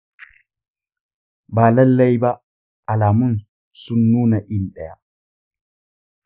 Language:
Hausa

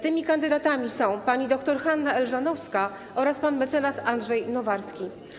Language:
Polish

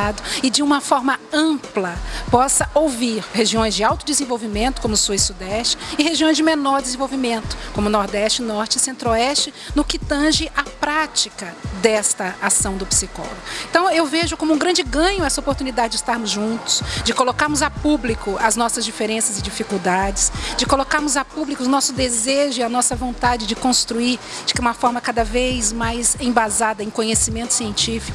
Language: Portuguese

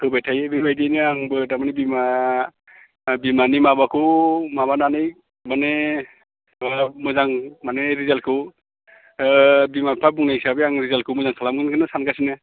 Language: Bodo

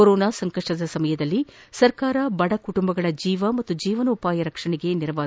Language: Kannada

